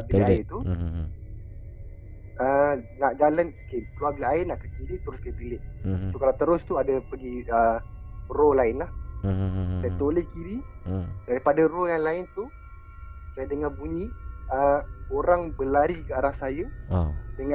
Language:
Malay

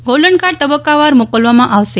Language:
Gujarati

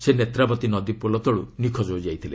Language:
Odia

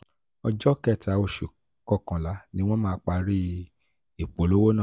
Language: Yoruba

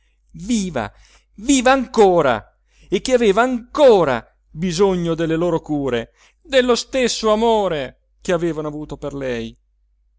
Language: Italian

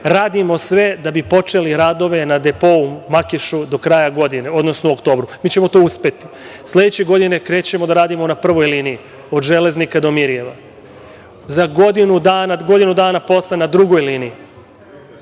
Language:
Serbian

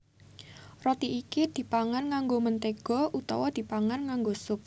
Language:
Javanese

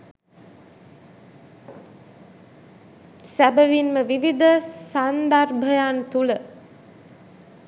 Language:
Sinhala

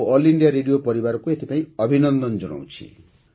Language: Odia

